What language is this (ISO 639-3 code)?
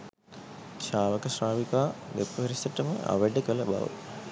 sin